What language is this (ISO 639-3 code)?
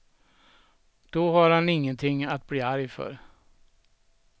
swe